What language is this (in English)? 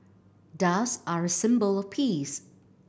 English